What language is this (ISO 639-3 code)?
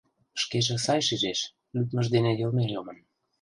chm